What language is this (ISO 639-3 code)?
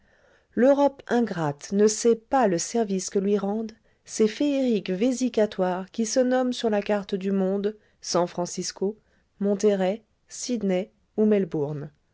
fra